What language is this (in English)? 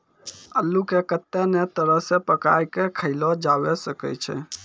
Maithili